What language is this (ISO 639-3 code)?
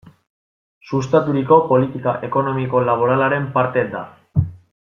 eus